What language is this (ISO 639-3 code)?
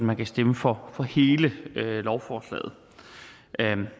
dan